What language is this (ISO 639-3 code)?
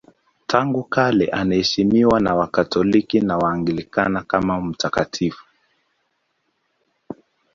swa